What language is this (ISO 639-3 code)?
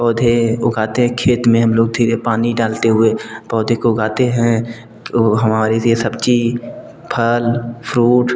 hin